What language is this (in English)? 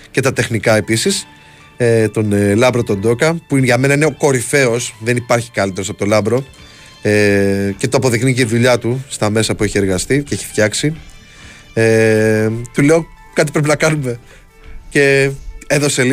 Greek